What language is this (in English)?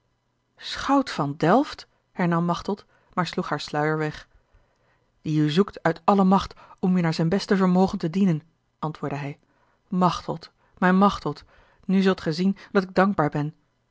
Dutch